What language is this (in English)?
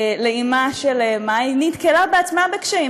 Hebrew